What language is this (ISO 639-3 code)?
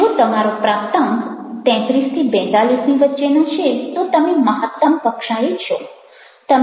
guj